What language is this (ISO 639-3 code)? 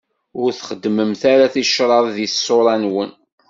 kab